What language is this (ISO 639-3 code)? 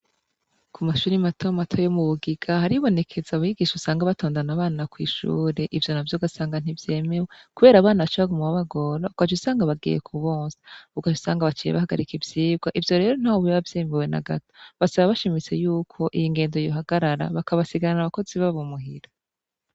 run